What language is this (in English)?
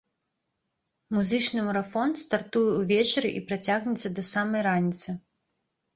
Belarusian